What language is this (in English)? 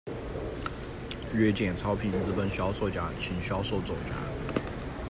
Chinese